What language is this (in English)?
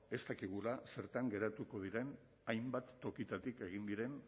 Basque